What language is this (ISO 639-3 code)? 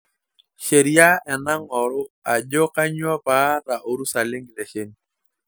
mas